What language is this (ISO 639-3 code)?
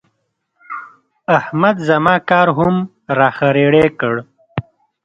pus